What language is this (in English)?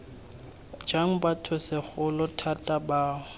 Tswana